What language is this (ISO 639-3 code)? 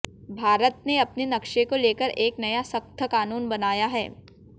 hin